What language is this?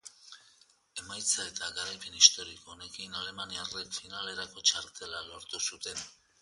Basque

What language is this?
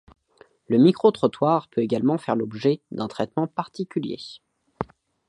French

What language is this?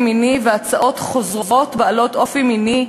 Hebrew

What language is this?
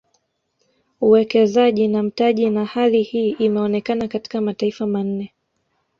Swahili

